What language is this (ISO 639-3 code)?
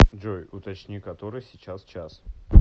rus